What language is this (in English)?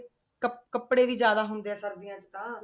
Punjabi